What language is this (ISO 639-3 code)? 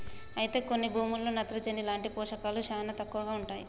tel